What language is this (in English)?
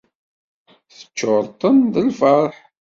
Kabyle